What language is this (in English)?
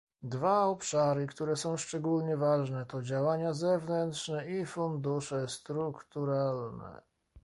Polish